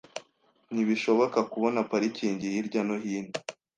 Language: Kinyarwanda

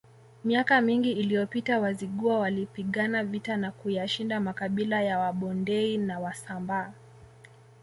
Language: Swahili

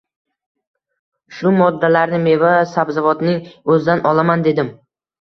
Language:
Uzbek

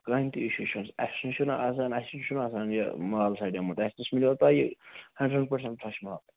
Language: Kashmiri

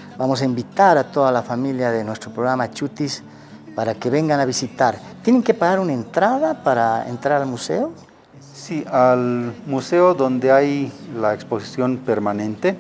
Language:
Spanish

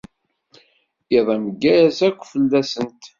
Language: Kabyle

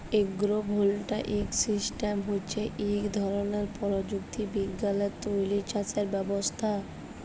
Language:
Bangla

